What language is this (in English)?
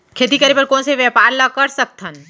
Chhattisgarhi